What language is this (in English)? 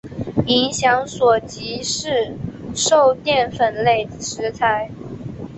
Chinese